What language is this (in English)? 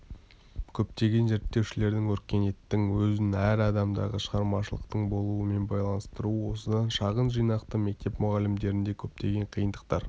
Kazakh